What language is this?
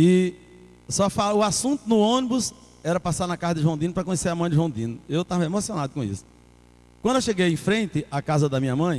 Portuguese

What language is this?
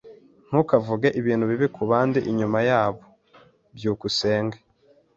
Kinyarwanda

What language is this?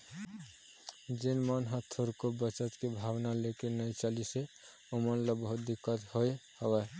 Chhattisgarhi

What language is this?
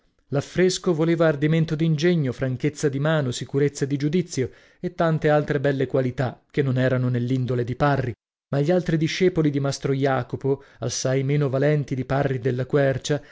Italian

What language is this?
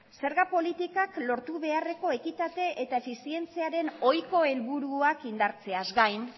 Basque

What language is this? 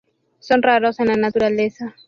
Spanish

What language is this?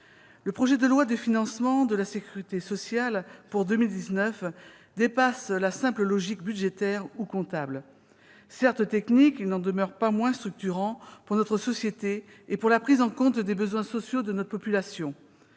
French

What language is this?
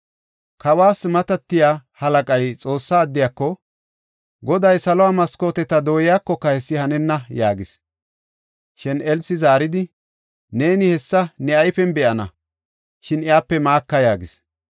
Gofa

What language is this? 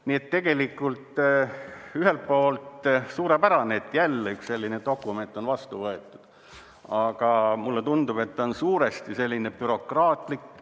Estonian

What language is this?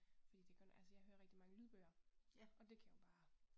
Danish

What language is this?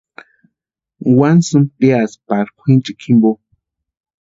Western Highland Purepecha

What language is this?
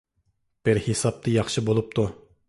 Uyghur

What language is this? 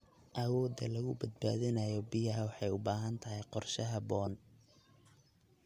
Somali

